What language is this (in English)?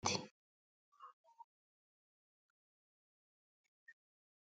Sidamo